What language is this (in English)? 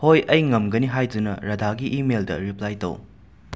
Manipuri